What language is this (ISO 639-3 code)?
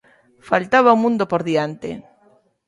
glg